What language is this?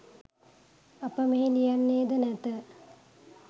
Sinhala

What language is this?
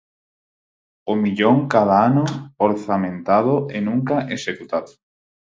Galician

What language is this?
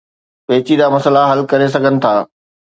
Sindhi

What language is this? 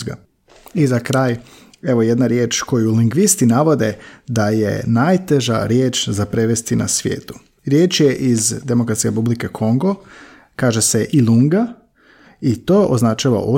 Croatian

